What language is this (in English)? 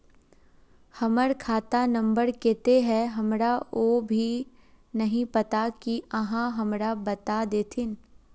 Magahi